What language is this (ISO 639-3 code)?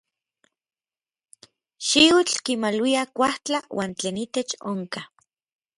nlv